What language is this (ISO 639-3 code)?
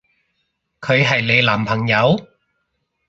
yue